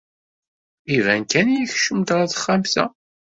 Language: Kabyle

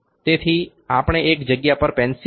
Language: Gujarati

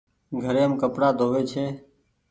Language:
Goaria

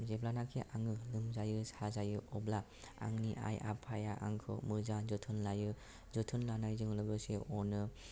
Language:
Bodo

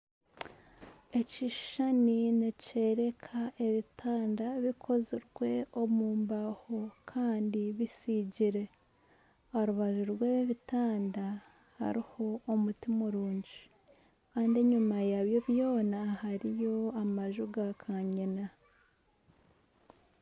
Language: Nyankole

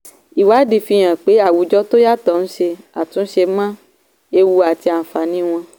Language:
Yoruba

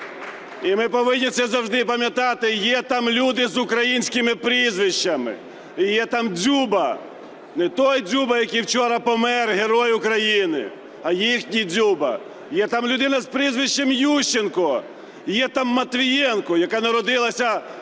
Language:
Ukrainian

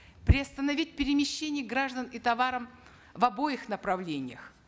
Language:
Kazakh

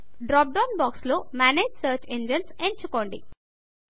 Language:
Telugu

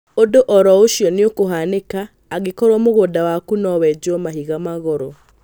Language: Kikuyu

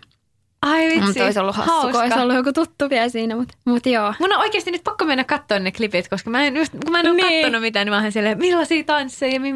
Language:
Finnish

